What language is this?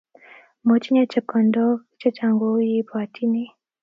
Kalenjin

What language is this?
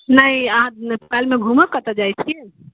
Maithili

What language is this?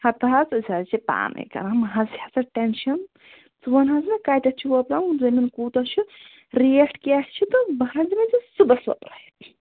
Kashmiri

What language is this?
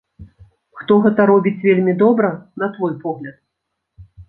Belarusian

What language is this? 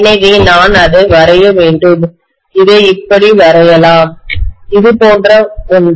Tamil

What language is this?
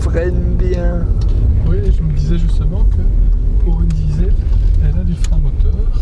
French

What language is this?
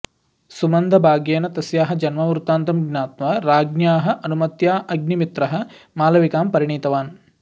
Sanskrit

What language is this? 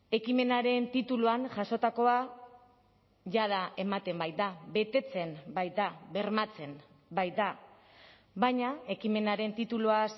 Basque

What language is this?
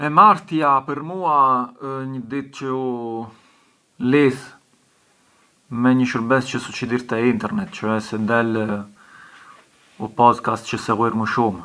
Arbëreshë Albanian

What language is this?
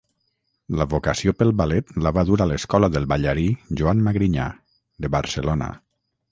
Catalan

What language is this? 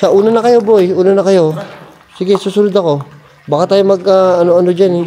Filipino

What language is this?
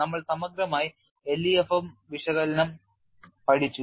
Malayalam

